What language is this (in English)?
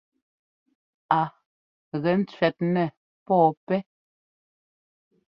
Ngomba